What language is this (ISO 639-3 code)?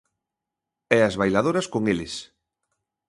glg